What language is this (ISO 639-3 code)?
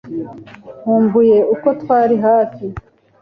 kin